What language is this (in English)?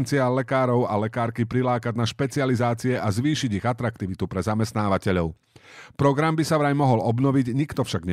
Slovak